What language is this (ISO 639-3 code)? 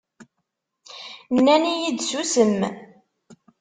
kab